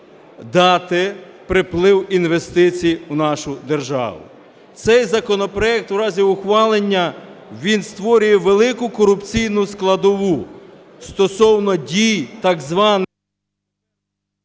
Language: Ukrainian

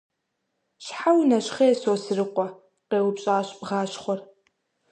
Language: Kabardian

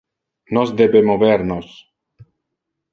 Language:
Interlingua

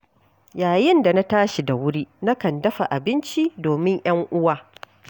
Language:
Hausa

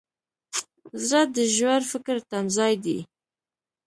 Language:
Pashto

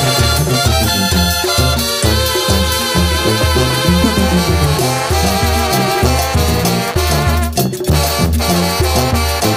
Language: Spanish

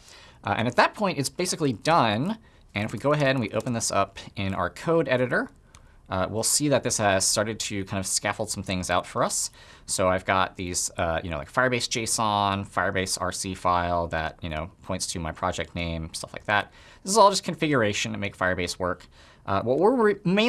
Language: English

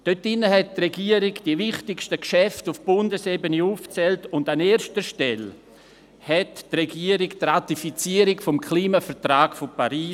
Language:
Swiss German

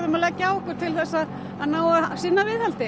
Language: Icelandic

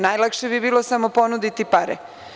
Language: Serbian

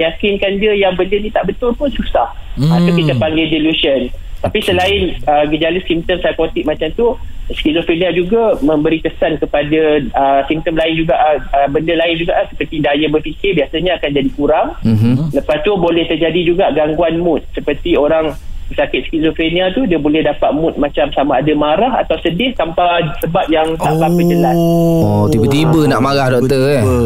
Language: Malay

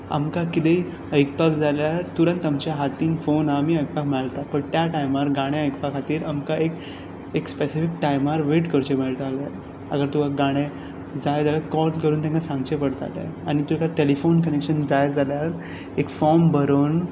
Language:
Konkani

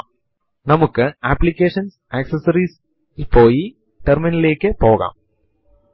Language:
Malayalam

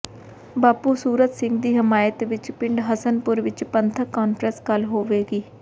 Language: Punjabi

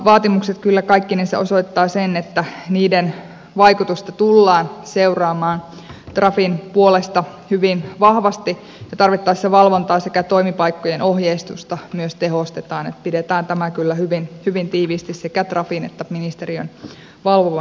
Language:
Finnish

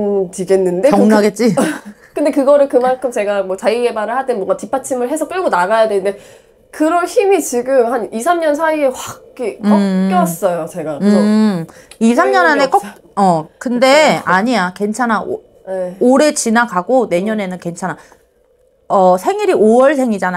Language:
Korean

